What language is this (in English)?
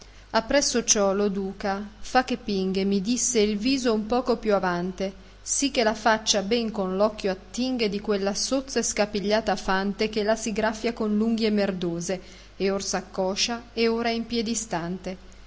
Italian